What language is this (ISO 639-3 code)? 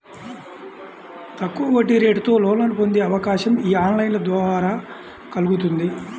tel